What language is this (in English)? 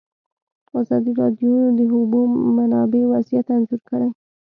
Pashto